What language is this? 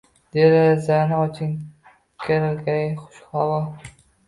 Uzbek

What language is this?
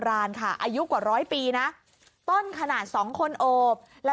Thai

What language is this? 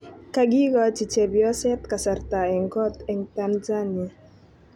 Kalenjin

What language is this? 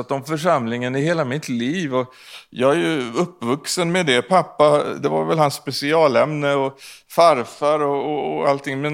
Swedish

